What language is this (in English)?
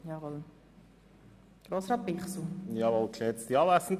Swiss German